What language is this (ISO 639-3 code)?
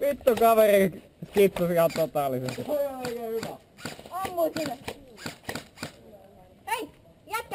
fin